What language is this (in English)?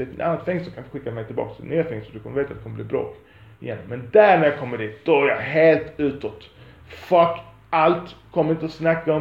Swedish